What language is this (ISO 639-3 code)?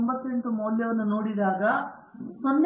kan